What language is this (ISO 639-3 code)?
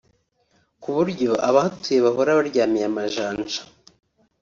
kin